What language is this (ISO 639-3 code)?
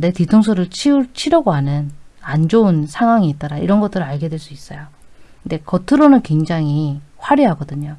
kor